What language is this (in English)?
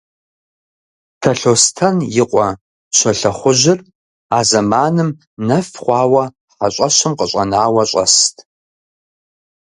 Kabardian